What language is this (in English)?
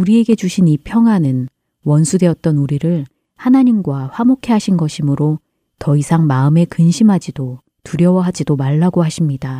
Korean